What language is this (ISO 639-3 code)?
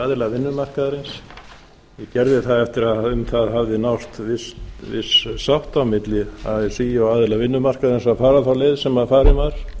isl